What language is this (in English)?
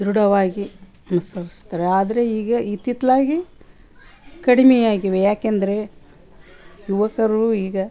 Kannada